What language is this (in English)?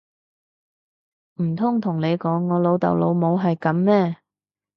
Cantonese